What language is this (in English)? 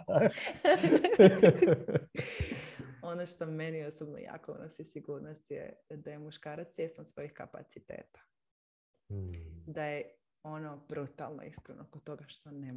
Croatian